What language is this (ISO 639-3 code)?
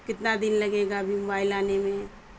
urd